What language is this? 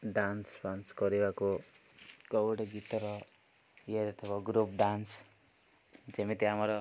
Odia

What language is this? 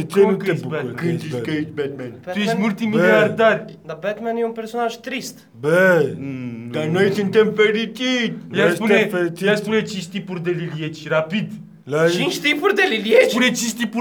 Romanian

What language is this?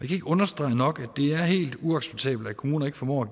Danish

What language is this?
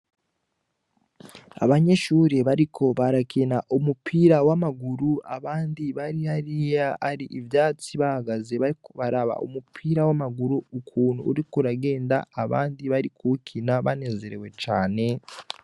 Rundi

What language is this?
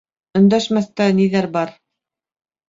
Bashkir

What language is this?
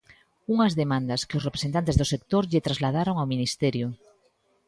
Galician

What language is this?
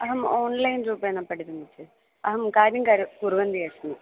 Sanskrit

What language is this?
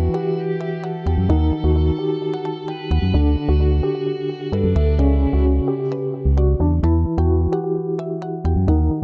Indonesian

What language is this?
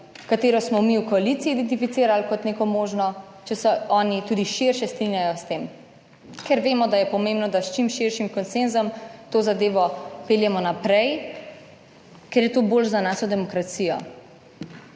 Slovenian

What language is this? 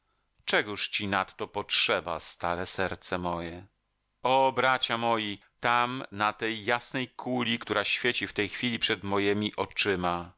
Polish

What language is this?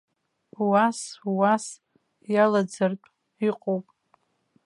Abkhazian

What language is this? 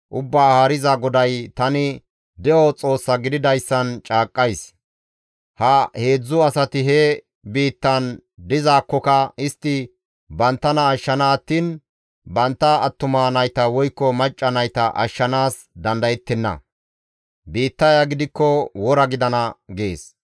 Gamo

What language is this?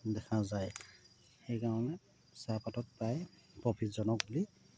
Assamese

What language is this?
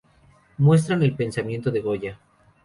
Spanish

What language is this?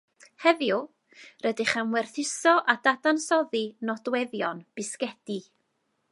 Welsh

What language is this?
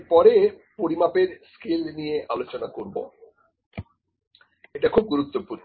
Bangla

